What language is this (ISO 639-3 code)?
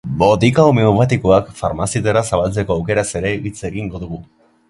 eus